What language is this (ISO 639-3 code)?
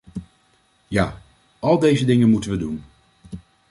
nld